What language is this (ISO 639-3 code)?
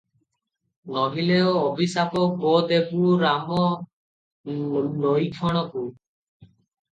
ori